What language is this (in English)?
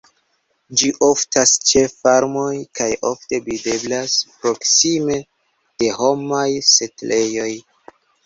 Esperanto